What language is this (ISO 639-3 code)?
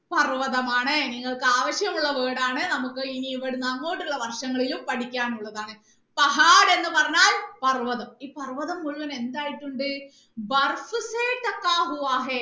mal